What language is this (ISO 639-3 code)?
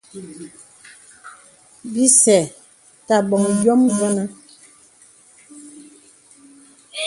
beb